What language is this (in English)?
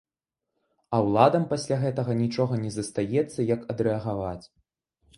Belarusian